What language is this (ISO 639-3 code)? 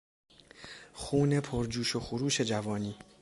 fas